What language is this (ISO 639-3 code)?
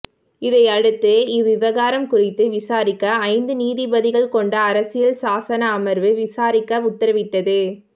tam